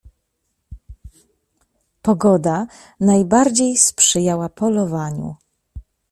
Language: Polish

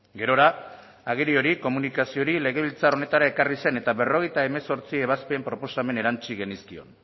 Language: Basque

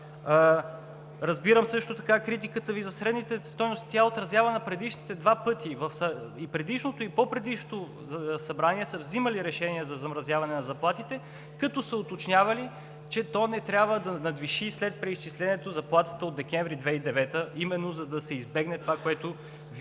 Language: Bulgarian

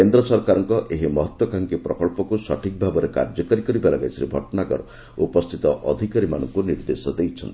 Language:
Odia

